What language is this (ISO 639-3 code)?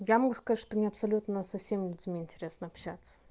rus